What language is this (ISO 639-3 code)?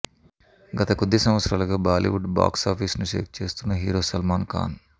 tel